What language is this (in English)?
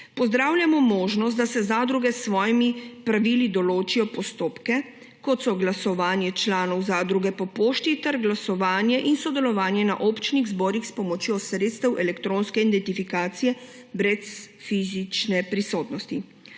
Slovenian